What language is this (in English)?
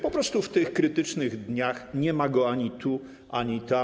Polish